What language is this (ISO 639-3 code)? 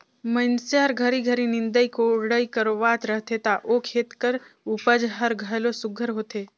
hne